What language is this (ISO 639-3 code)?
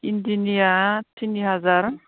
brx